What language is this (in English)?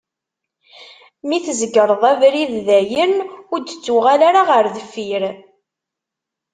Kabyle